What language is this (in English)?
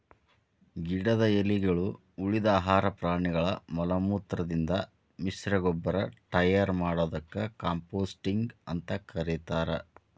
Kannada